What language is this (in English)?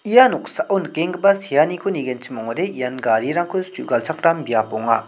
Garo